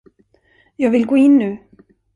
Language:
Swedish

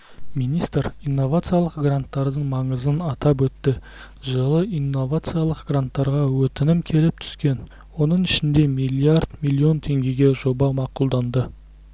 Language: Kazakh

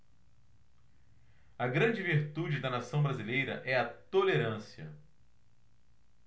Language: Portuguese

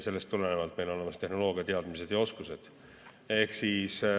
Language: Estonian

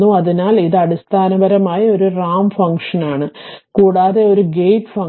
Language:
Malayalam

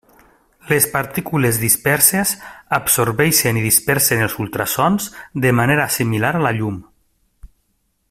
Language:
Catalan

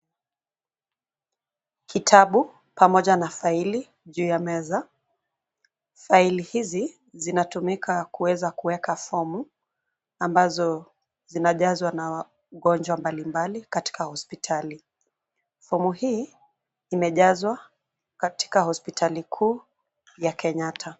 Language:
Swahili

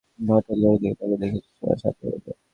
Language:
Bangla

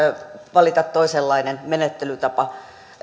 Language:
Finnish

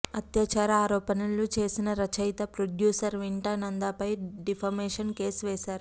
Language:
Telugu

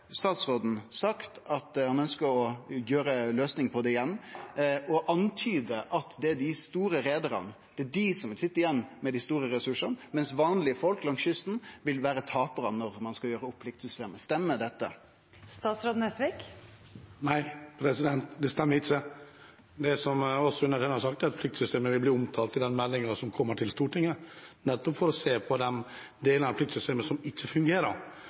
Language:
Norwegian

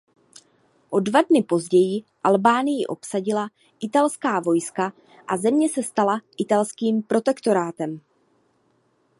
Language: Czech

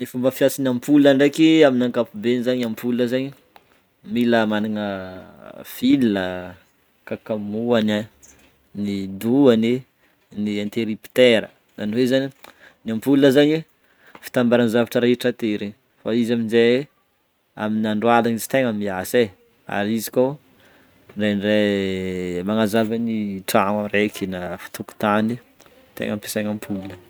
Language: Northern Betsimisaraka Malagasy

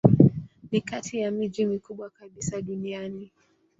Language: Swahili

